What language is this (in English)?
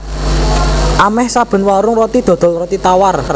Javanese